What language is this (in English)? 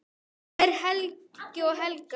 Icelandic